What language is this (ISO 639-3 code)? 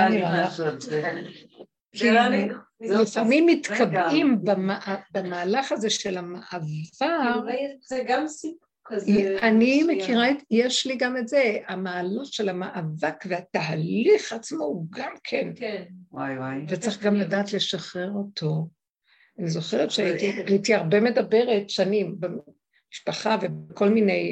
heb